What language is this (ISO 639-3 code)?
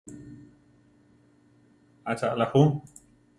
tar